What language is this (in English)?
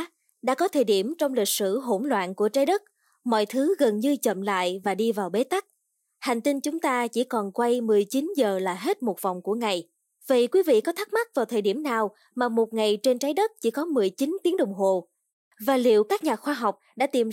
Vietnamese